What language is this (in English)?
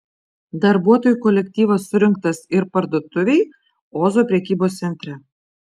Lithuanian